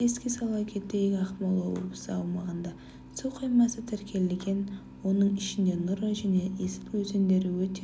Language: Kazakh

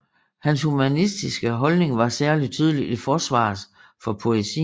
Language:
Danish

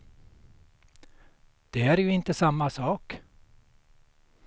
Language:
Swedish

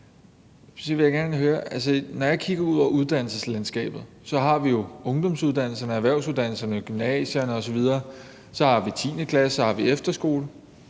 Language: Danish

